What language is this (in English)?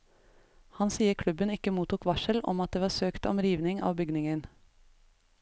Norwegian